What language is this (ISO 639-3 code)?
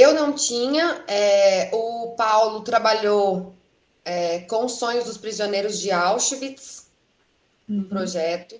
por